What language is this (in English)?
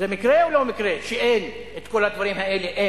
Hebrew